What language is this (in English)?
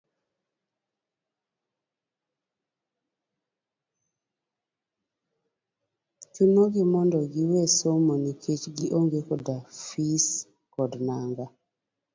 Luo (Kenya and Tanzania)